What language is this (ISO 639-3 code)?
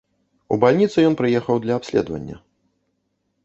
bel